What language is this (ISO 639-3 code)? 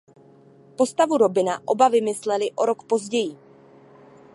ces